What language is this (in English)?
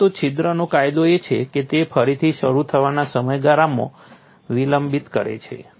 Gujarati